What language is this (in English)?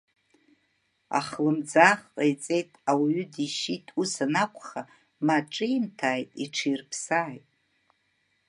Abkhazian